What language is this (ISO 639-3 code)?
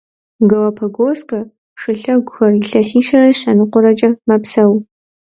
kbd